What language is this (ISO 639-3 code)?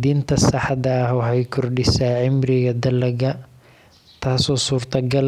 som